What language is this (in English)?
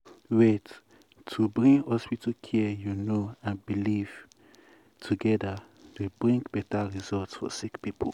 Nigerian Pidgin